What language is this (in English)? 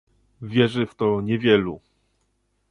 Polish